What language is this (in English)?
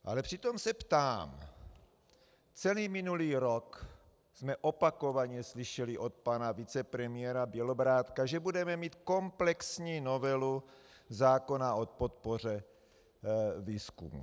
Czech